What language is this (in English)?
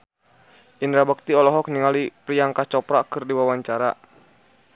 Sundanese